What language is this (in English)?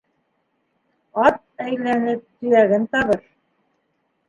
Bashkir